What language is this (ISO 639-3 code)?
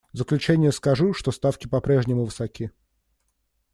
rus